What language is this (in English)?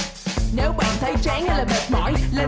Vietnamese